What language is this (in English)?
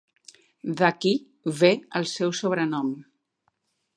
Catalan